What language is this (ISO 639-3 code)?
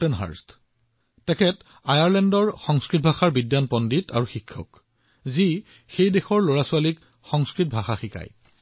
asm